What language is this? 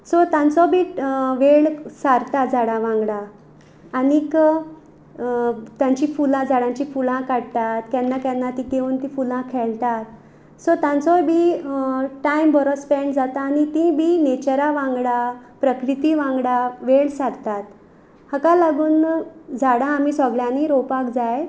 Konkani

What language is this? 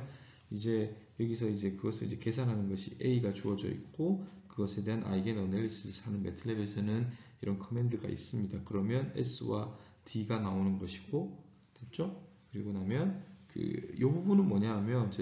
Korean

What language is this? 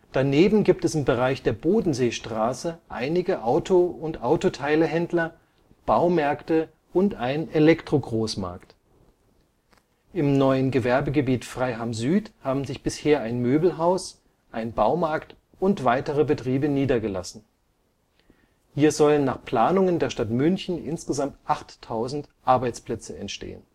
German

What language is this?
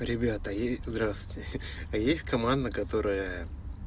Russian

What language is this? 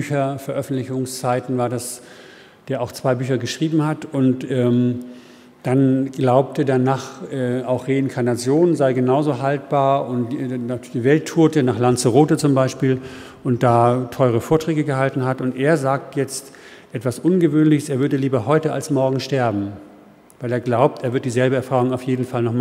German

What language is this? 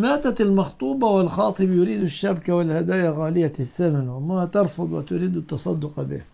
Arabic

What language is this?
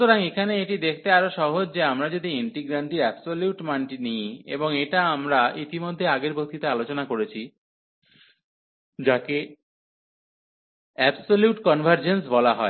Bangla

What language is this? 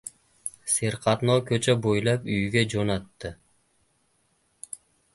Uzbek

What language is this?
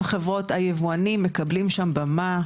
Hebrew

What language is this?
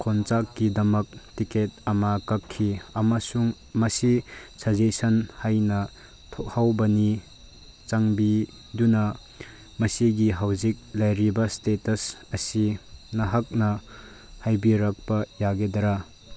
Manipuri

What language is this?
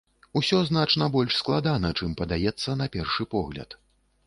Belarusian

